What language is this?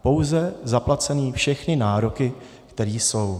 Czech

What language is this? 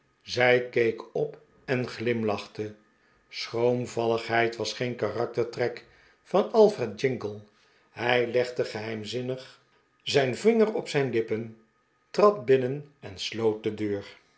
Dutch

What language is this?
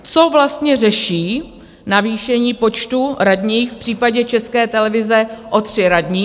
Czech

